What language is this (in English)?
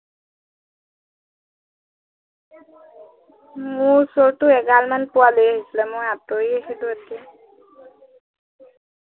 Assamese